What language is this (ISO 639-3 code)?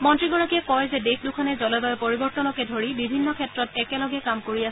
asm